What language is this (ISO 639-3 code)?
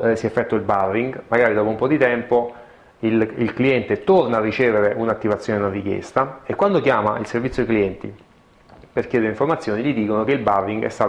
ita